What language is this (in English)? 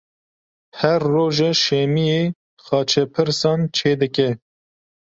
Kurdish